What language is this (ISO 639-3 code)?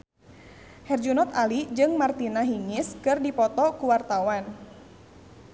sun